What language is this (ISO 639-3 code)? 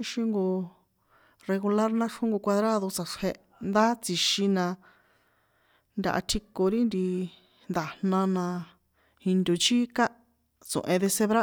poe